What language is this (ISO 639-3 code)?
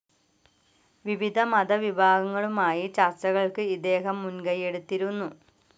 mal